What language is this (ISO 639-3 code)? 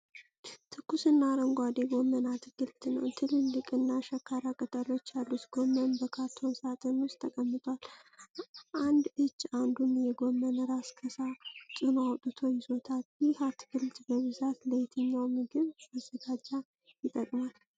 amh